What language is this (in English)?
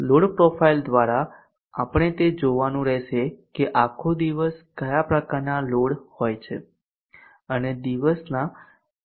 Gujarati